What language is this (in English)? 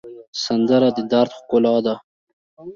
Pashto